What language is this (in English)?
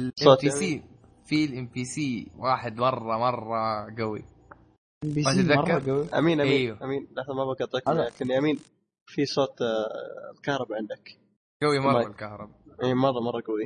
Arabic